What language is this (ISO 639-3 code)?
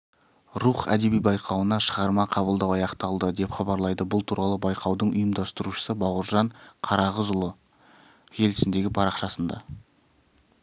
kaz